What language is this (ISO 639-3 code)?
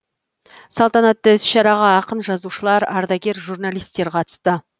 kaz